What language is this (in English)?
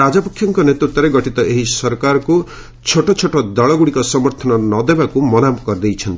Odia